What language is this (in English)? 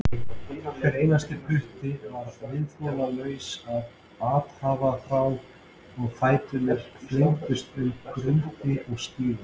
Icelandic